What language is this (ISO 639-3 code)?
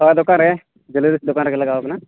sat